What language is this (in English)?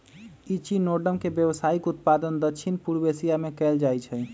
Magahi